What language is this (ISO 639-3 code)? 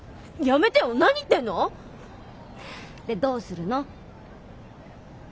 jpn